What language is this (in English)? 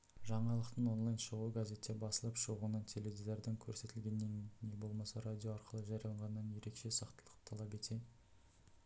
Kazakh